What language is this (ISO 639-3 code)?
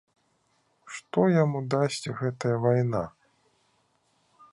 bel